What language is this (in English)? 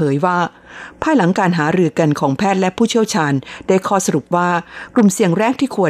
Thai